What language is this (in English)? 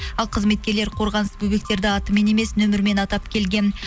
Kazakh